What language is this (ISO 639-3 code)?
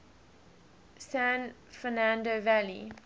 eng